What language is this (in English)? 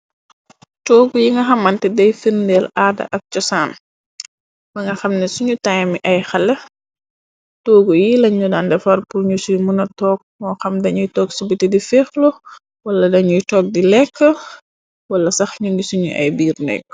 Wolof